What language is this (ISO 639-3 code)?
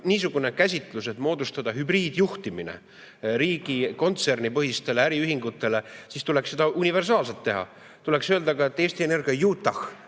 est